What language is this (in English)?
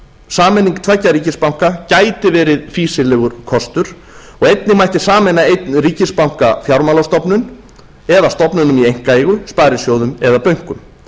Icelandic